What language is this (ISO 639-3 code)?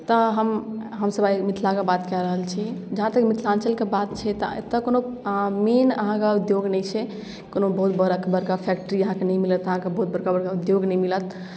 mai